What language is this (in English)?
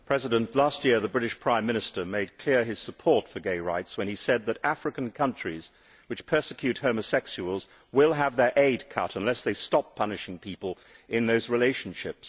English